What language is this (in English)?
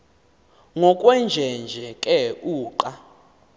Xhosa